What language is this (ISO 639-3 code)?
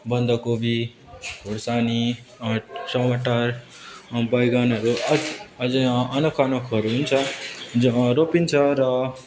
nep